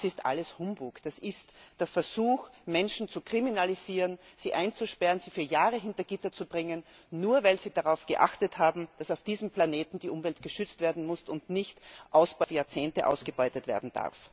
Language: German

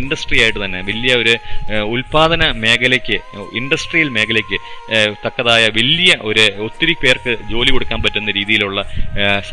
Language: Malayalam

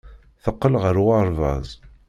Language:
Kabyle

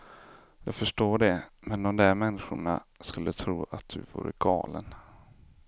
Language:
Swedish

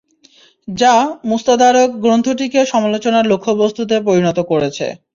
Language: Bangla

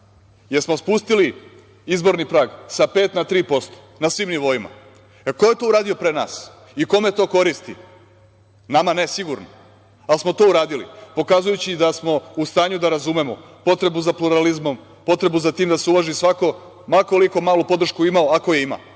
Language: Serbian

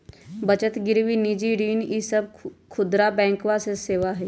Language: Magahi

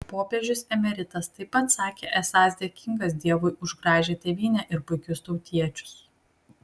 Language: Lithuanian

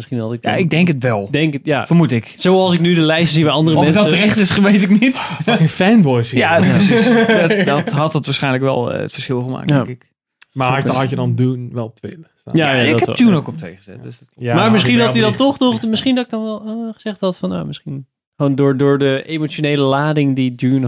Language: Dutch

